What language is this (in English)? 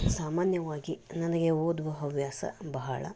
Kannada